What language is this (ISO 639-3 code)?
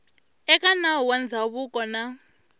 tso